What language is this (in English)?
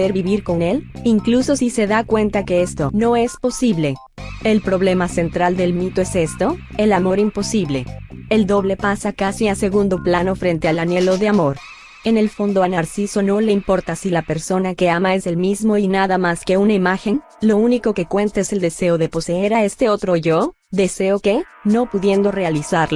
Spanish